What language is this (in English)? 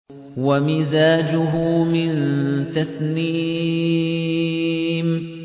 Arabic